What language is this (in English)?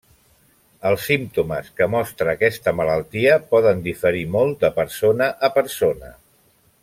Catalan